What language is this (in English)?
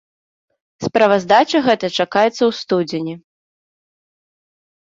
Belarusian